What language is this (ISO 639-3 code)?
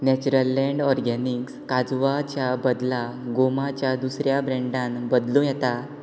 kok